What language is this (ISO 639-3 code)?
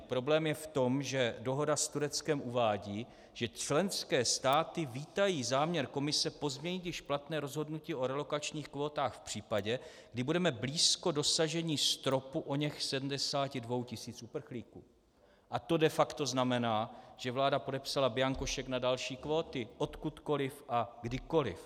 ces